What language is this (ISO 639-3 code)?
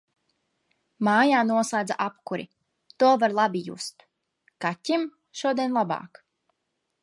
lav